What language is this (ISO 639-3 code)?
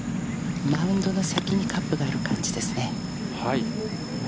jpn